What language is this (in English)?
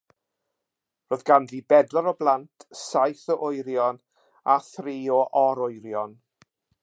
Welsh